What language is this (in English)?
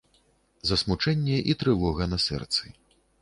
Belarusian